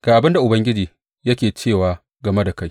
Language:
Hausa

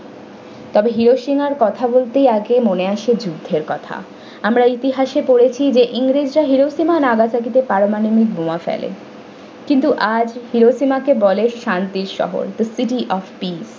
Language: Bangla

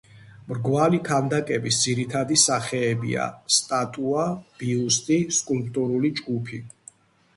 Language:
Georgian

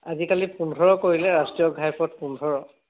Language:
Assamese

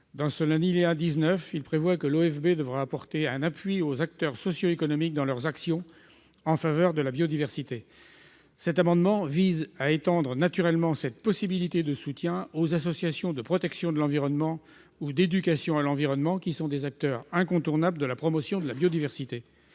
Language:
French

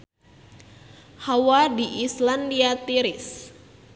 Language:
Sundanese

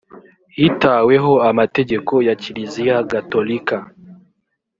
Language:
Kinyarwanda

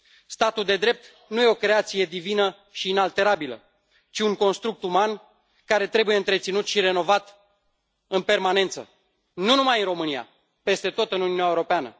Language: Romanian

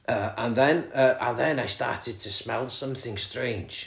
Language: Welsh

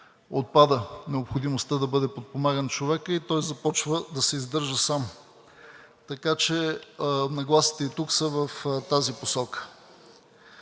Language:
Bulgarian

